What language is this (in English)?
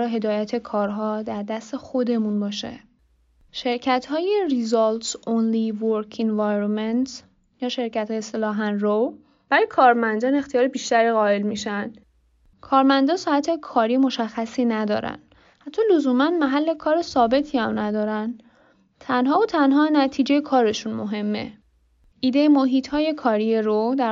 Persian